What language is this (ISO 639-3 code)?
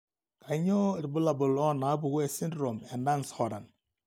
mas